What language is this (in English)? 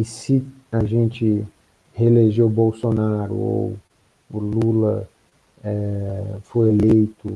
Portuguese